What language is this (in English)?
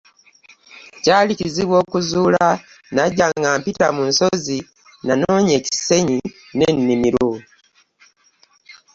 Ganda